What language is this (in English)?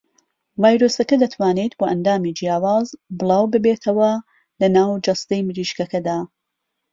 Central Kurdish